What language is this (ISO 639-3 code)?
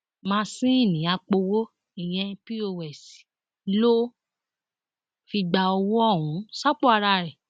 yor